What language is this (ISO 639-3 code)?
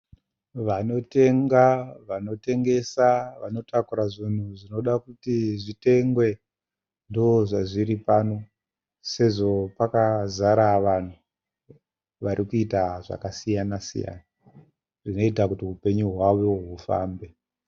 sna